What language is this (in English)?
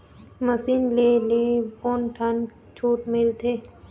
Chhattisgarhi